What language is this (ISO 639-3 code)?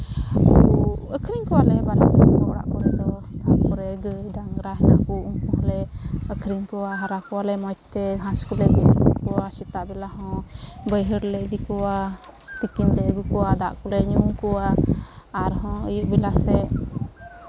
sat